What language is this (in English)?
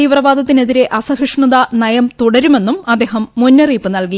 Malayalam